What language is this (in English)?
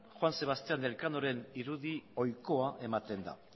Basque